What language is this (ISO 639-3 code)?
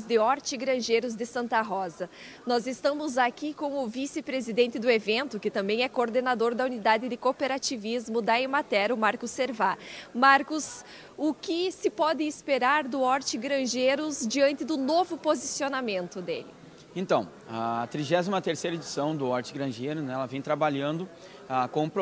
por